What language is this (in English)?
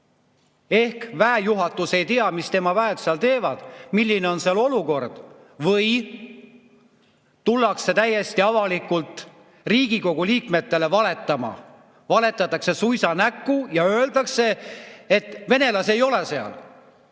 Estonian